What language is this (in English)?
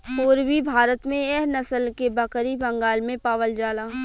Bhojpuri